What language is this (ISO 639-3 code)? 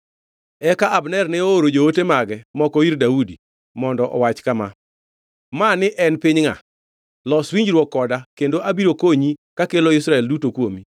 luo